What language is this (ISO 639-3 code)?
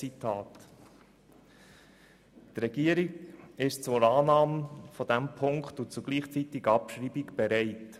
gsw